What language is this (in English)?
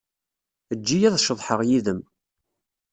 Kabyle